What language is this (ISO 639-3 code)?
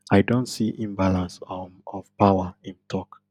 pcm